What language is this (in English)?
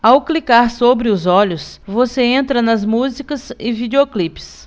Portuguese